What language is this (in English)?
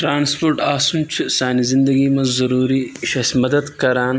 Kashmiri